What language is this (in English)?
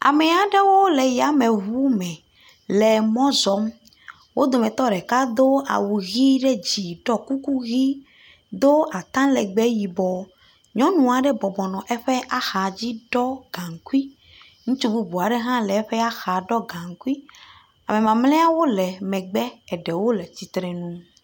Ewe